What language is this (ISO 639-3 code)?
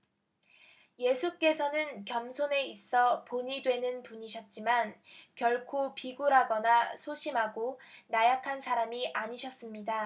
kor